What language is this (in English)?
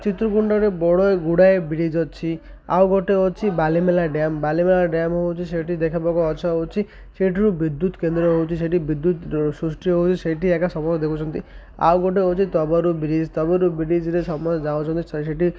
Odia